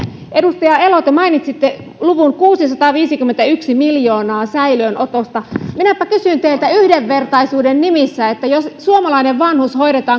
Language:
Finnish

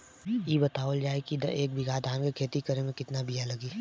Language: Bhojpuri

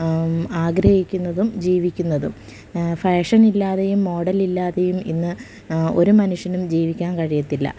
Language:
Malayalam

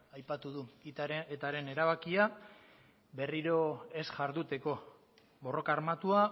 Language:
Basque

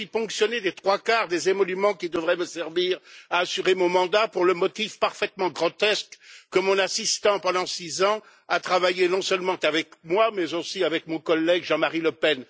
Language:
French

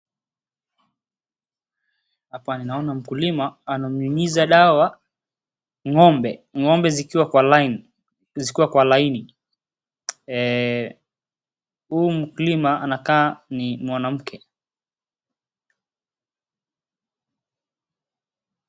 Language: Swahili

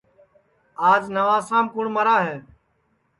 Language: Sansi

